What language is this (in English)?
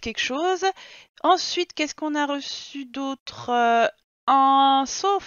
French